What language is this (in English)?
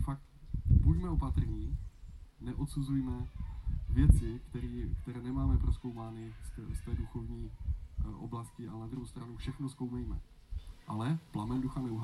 Czech